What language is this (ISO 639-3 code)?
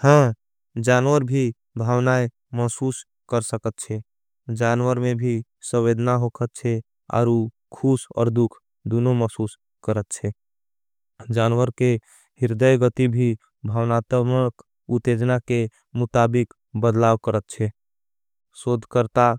anp